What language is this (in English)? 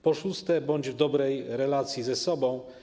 Polish